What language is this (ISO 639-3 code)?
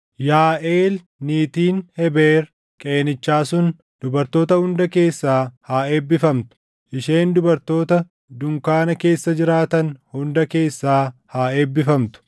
orm